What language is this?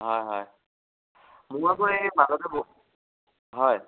Assamese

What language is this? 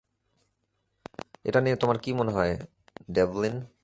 Bangla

